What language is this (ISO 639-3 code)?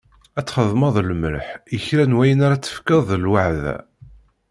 kab